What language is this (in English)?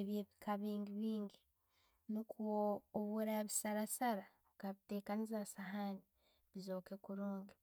Tooro